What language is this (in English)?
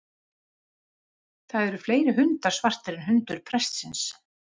Icelandic